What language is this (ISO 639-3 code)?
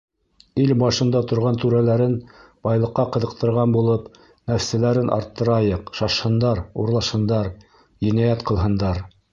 bak